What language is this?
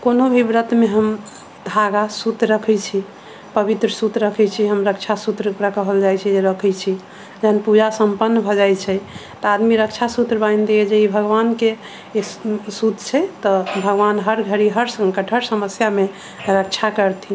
Maithili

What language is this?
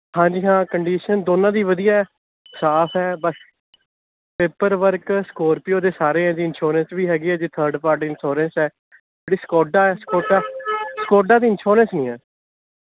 Punjabi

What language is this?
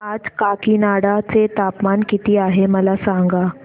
Marathi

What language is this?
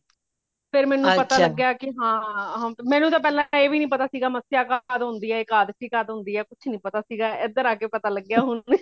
Punjabi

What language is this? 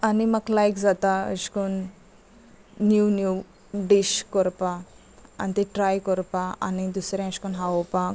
Konkani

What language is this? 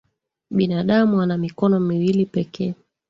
Swahili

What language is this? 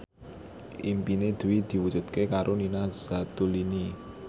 Javanese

